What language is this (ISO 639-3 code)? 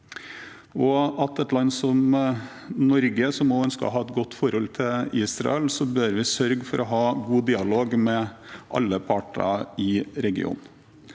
nor